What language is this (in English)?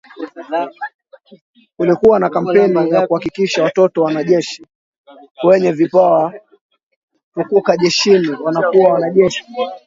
Swahili